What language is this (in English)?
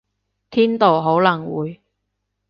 Cantonese